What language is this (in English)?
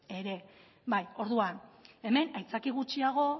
Basque